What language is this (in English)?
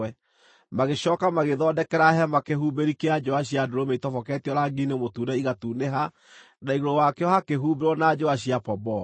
Kikuyu